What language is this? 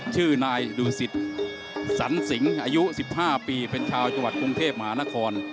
Thai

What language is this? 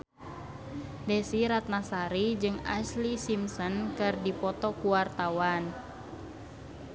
Sundanese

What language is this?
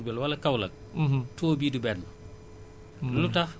Wolof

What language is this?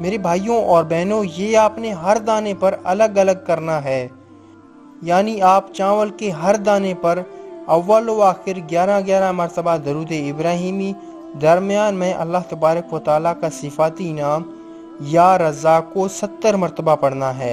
Turkish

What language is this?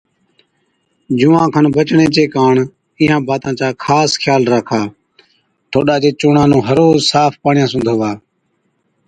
Od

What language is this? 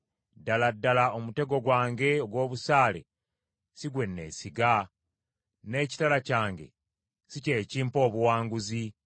Ganda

